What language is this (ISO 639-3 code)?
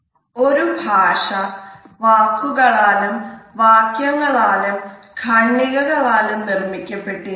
mal